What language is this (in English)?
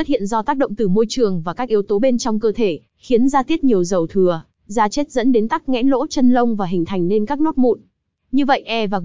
Vietnamese